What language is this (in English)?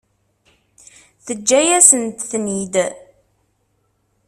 Kabyle